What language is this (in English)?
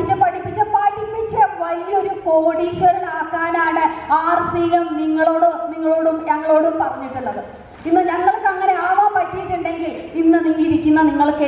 Hindi